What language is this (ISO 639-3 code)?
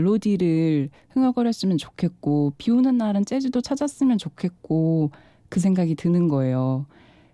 kor